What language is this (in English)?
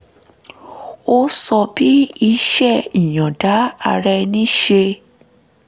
Yoruba